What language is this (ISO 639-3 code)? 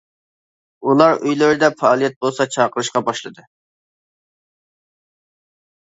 uig